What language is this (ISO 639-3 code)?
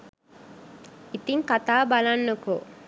sin